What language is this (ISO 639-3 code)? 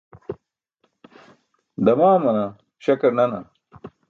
bsk